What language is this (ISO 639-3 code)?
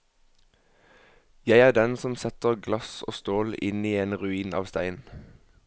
nor